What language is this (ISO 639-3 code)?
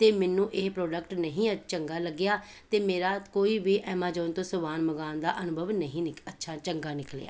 pan